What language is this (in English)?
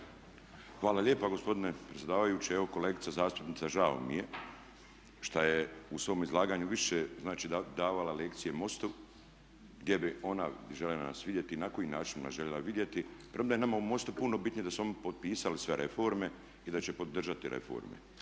Croatian